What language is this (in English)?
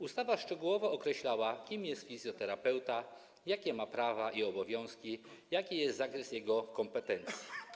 Polish